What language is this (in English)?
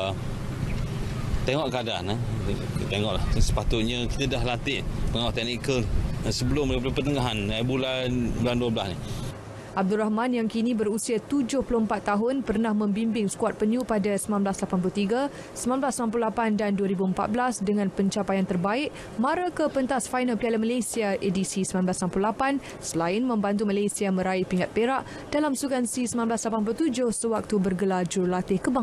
Malay